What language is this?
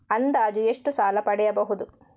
Kannada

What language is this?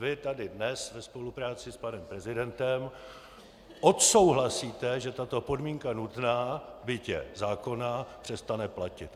Czech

